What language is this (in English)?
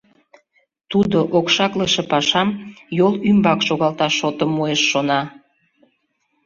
Mari